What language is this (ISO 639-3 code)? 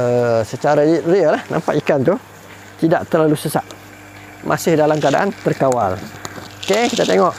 msa